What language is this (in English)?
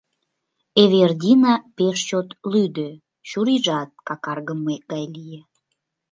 Mari